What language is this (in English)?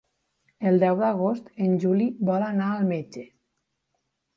Catalan